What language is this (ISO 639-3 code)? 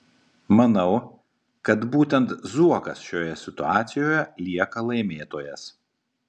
lit